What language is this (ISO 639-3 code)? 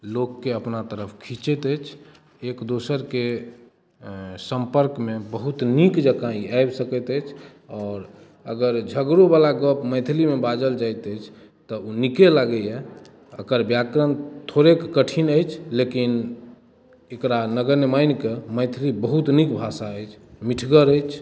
mai